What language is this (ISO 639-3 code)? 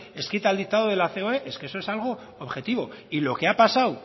spa